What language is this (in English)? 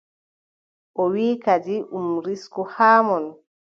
Adamawa Fulfulde